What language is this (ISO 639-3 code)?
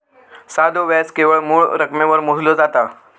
mar